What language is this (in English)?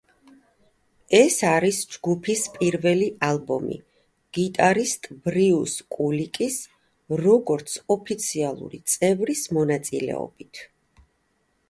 Georgian